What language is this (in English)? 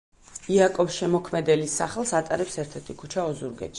Georgian